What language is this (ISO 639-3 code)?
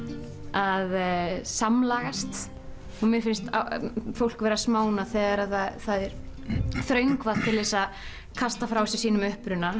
isl